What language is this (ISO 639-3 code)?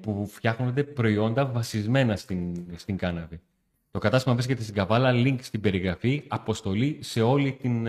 ell